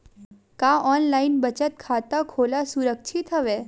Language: Chhattisgarhi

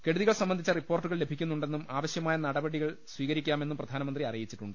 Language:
Malayalam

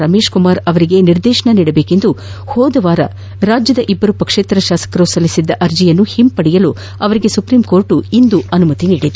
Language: Kannada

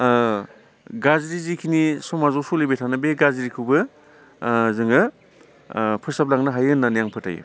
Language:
Bodo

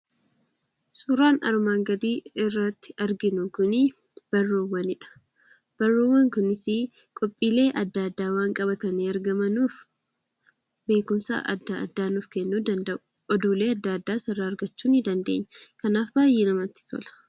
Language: Oromo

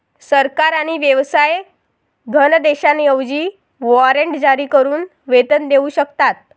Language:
Marathi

